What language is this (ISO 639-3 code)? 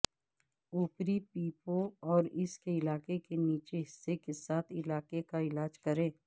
urd